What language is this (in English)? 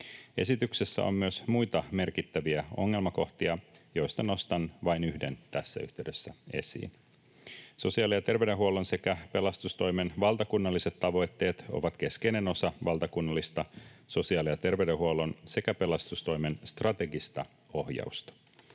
Finnish